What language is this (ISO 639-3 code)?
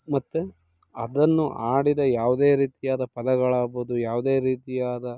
kan